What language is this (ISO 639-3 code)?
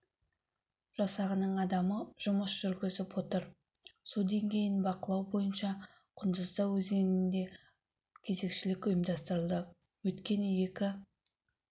kaz